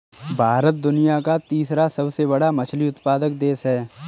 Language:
Hindi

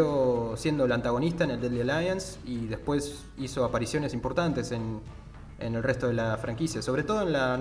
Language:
Spanish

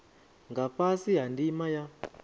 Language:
Venda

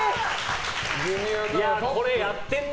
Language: Japanese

